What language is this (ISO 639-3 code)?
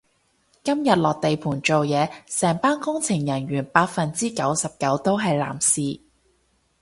yue